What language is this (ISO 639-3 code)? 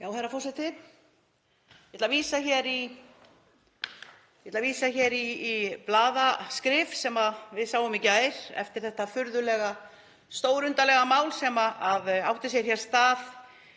isl